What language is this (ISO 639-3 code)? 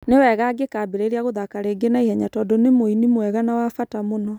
kik